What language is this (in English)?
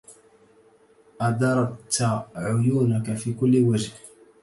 Arabic